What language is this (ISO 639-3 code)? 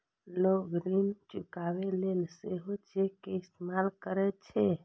mai